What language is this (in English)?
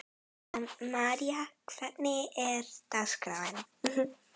Icelandic